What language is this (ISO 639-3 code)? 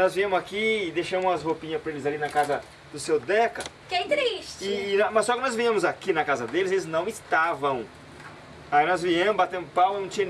por